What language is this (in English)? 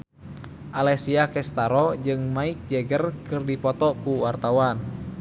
Sundanese